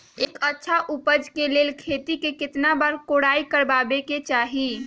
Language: Magahi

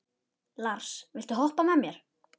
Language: Icelandic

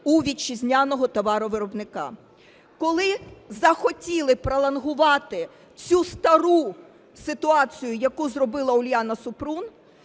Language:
Ukrainian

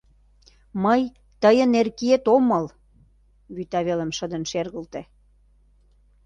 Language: Mari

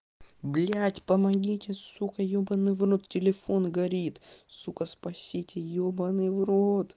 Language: Russian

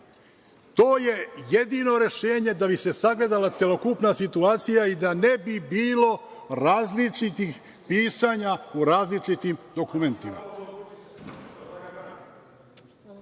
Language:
Serbian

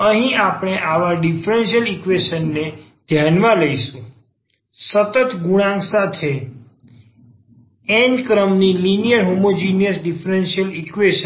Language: Gujarati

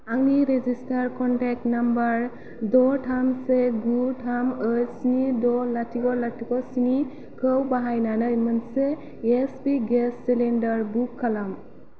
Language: Bodo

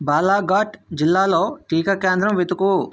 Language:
Telugu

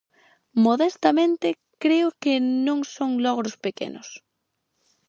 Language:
Galician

